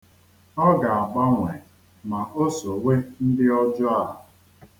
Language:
Igbo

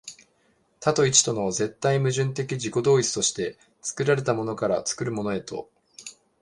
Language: Japanese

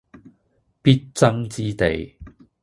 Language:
Cantonese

